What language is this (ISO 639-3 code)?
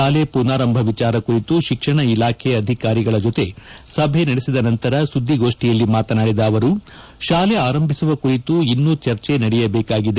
kan